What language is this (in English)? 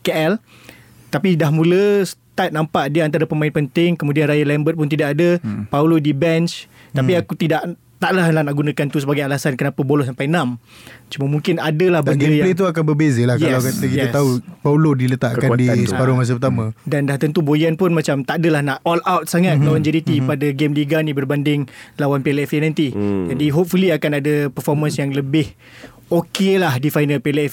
Malay